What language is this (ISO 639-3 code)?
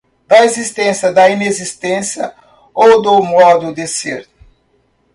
por